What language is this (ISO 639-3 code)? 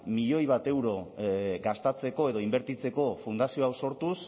eus